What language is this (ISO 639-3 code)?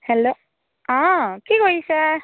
asm